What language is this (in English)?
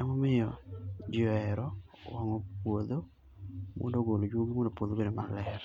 Luo (Kenya and Tanzania)